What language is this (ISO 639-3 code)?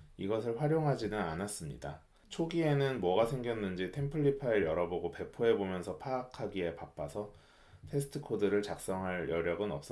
kor